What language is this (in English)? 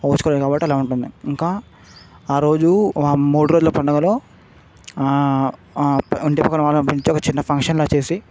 Telugu